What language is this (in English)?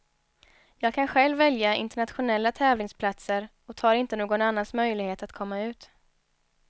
Swedish